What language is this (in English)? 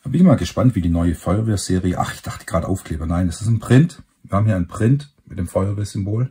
German